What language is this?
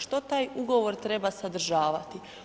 Croatian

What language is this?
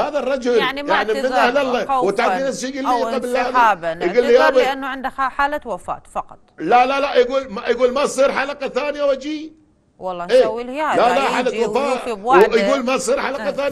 Arabic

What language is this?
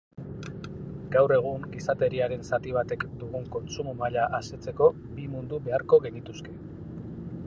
Basque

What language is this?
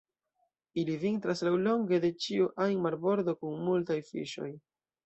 Esperanto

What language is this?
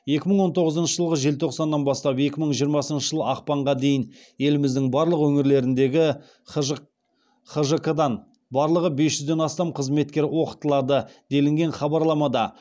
Kazakh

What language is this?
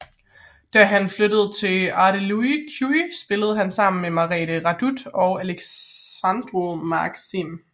Danish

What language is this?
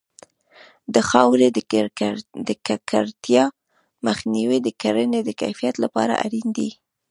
Pashto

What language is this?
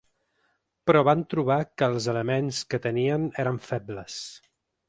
Catalan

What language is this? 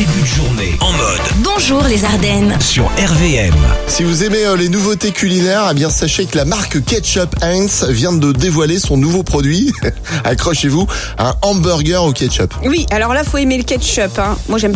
French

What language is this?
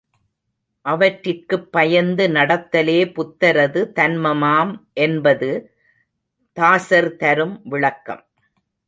Tamil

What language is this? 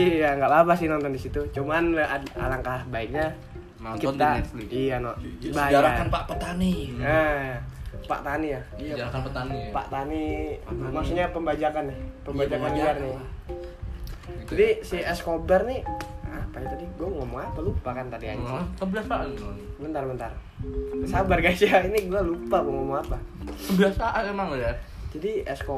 Indonesian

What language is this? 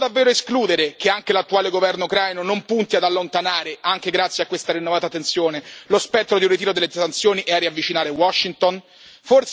Italian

